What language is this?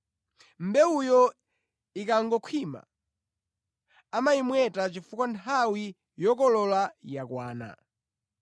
Nyanja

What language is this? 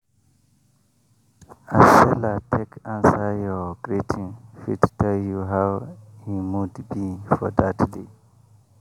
Nigerian Pidgin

